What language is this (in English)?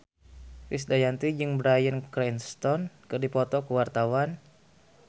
Sundanese